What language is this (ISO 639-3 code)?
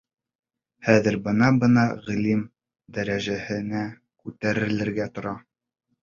bak